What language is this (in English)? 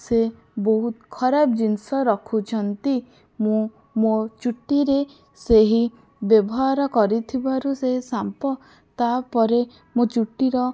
Odia